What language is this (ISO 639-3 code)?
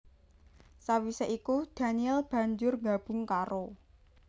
jav